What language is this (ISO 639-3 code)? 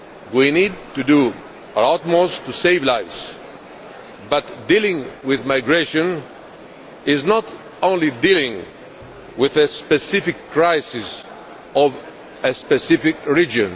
eng